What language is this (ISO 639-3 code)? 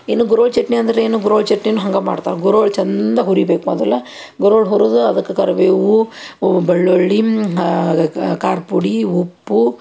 kan